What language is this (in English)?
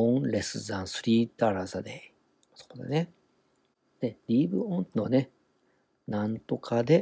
Japanese